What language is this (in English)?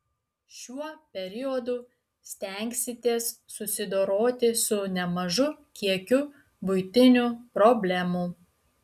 Lithuanian